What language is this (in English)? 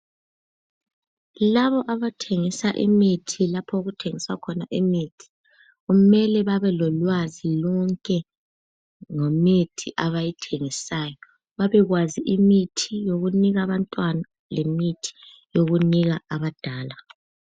North Ndebele